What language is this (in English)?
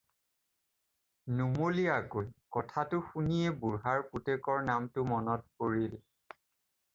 Assamese